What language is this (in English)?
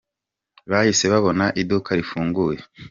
Kinyarwanda